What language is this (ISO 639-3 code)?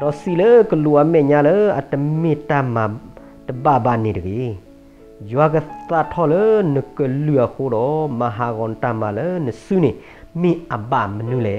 tha